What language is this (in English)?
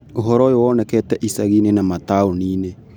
Kikuyu